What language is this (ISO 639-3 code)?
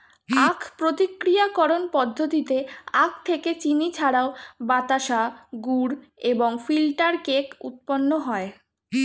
ben